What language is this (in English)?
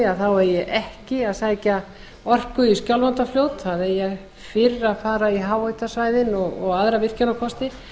Icelandic